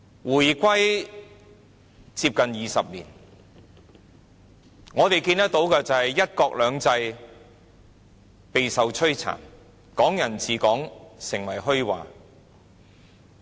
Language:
Cantonese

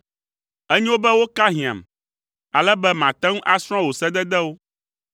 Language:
Ewe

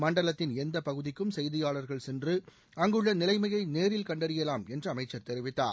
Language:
Tamil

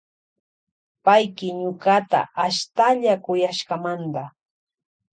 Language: Loja Highland Quichua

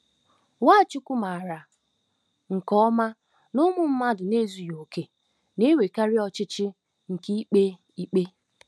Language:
Igbo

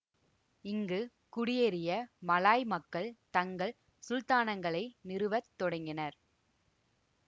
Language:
Tamil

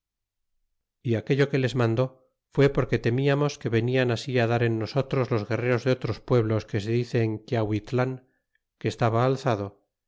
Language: Spanish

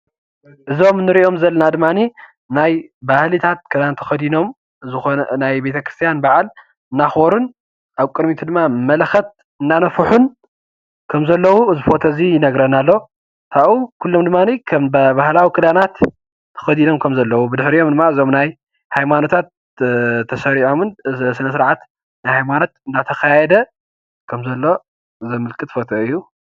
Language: Tigrinya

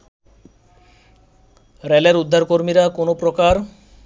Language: Bangla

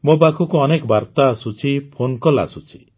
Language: Odia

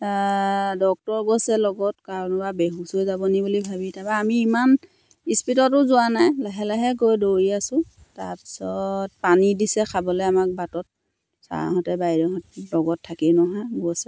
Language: Assamese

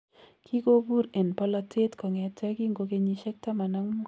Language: Kalenjin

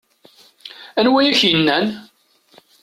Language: Kabyle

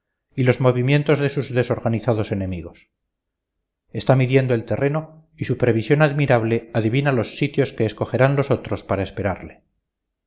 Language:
Spanish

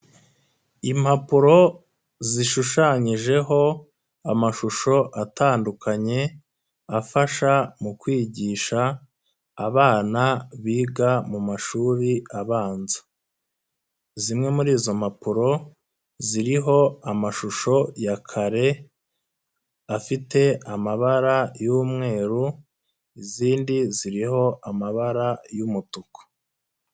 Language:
Kinyarwanda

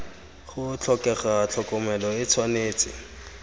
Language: Tswana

